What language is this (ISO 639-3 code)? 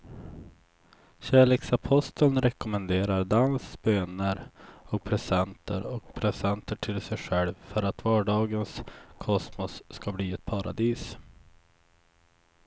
swe